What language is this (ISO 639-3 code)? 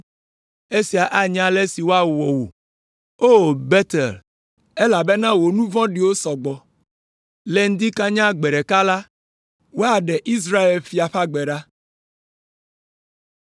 ewe